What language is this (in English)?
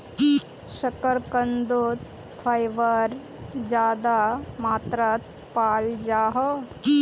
Magahi